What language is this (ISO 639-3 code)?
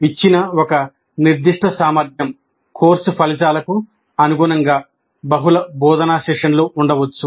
tel